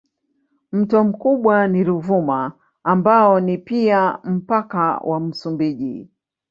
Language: Swahili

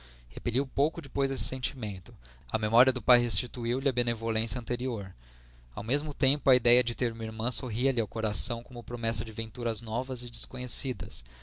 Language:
Portuguese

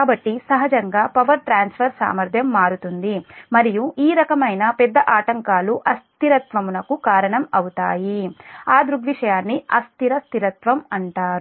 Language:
Telugu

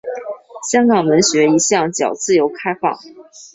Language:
Chinese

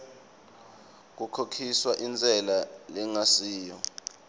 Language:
Swati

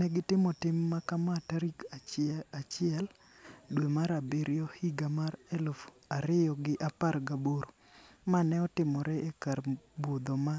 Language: Luo (Kenya and Tanzania)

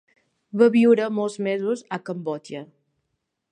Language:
Catalan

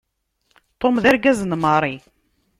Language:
Kabyle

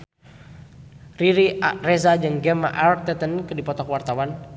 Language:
Sundanese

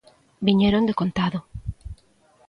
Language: Galician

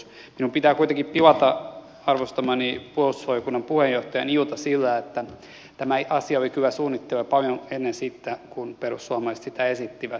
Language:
Finnish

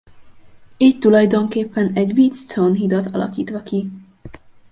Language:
Hungarian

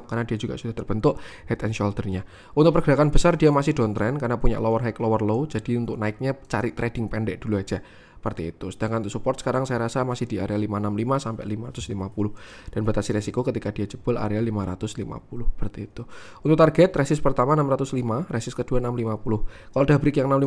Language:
Indonesian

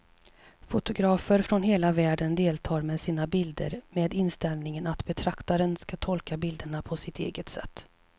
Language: Swedish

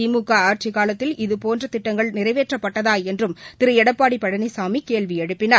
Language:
Tamil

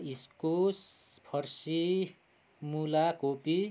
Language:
Nepali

